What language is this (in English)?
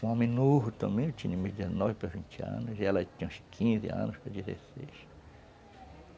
Portuguese